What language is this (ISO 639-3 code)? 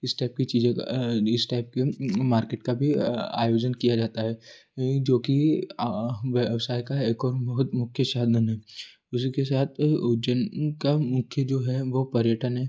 hin